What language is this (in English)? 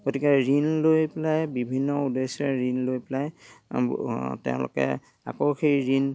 Assamese